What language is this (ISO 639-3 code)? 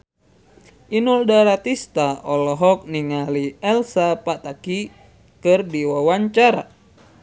sun